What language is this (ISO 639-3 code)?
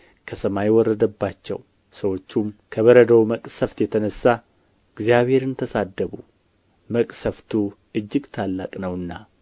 amh